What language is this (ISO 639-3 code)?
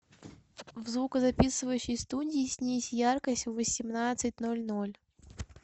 rus